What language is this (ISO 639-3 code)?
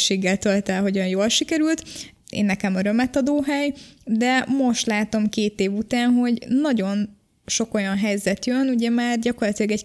hun